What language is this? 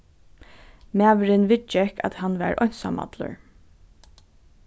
Faroese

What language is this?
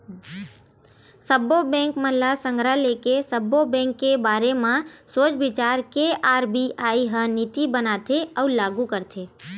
Chhattisgarhi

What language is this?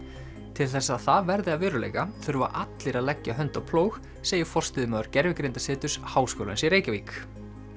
Icelandic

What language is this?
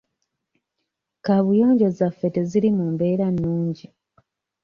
Ganda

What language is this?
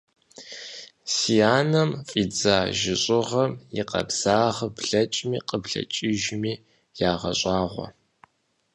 Kabardian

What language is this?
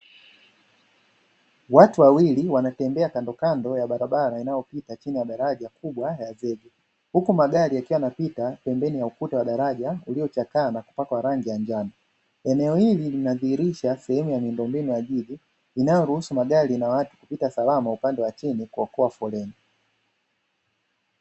Swahili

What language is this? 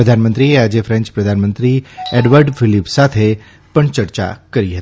Gujarati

